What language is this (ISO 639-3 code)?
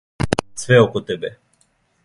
srp